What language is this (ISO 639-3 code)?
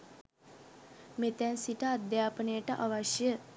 sin